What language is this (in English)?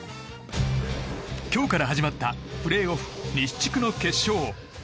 Japanese